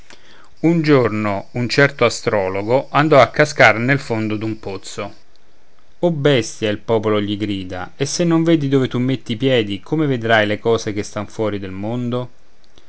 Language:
Italian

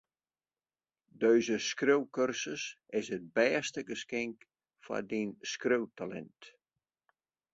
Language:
Western Frisian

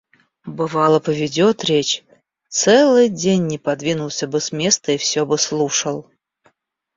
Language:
Russian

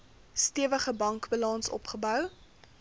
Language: Afrikaans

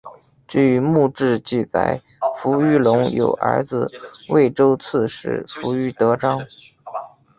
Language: Chinese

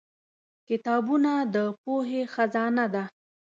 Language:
Pashto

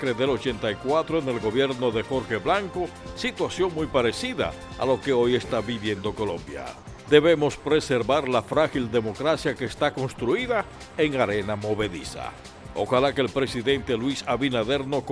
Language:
Spanish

